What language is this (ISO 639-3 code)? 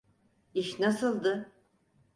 tur